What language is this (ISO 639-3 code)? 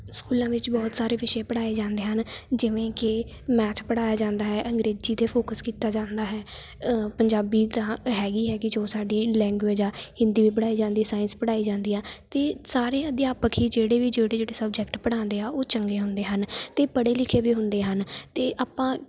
pan